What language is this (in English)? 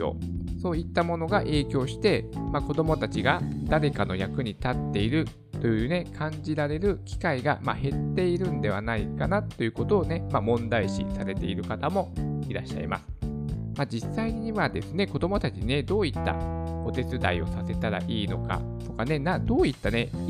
Japanese